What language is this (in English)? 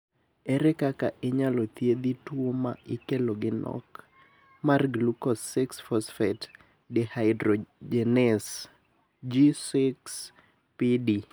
Luo (Kenya and Tanzania)